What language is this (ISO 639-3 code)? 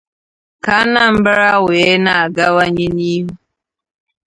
ibo